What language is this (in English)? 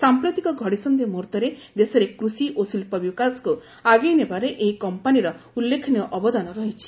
Odia